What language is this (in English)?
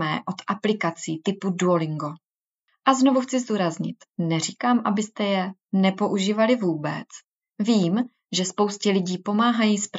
Czech